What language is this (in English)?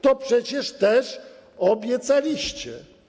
Polish